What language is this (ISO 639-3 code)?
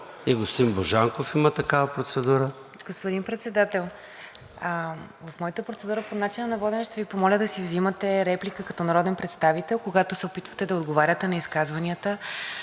bul